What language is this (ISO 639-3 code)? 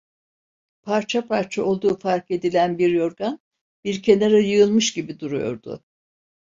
tur